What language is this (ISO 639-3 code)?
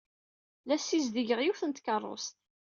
kab